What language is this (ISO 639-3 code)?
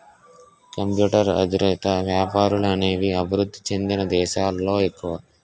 tel